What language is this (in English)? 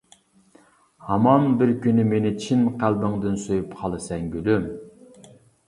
Uyghur